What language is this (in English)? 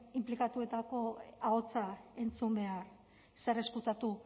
Basque